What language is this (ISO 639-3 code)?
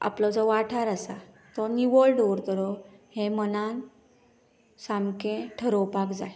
kok